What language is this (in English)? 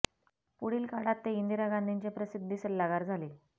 Marathi